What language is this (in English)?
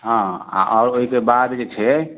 Maithili